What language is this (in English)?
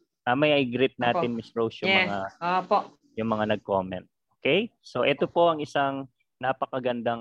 Filipino